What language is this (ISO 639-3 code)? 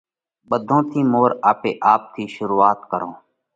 kvx